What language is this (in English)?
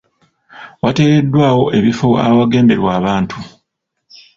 Ganda